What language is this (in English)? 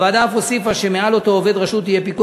Hebrew